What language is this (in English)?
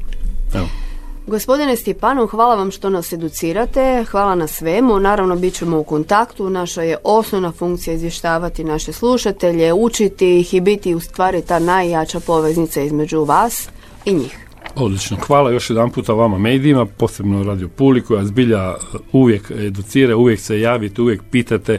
Croatian